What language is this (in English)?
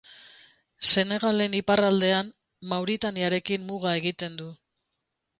Basque